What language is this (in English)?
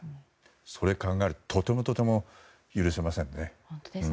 Japanese